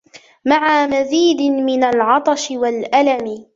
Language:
Arabic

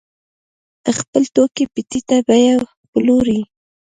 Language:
Pashto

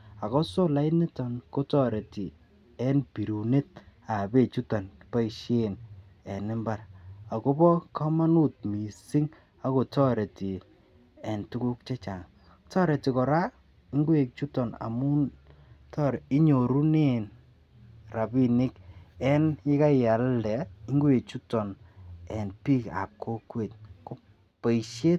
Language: Kalenjin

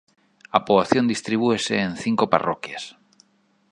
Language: Galician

